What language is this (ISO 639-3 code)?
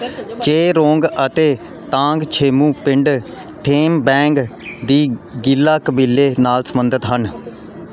pan